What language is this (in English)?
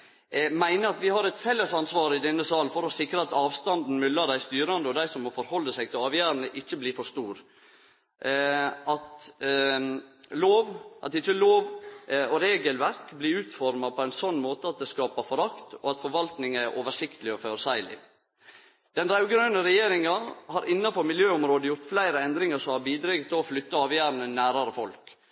Norwegian Nynorsk